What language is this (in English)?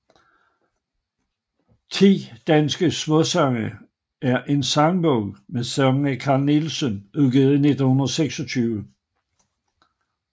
Danish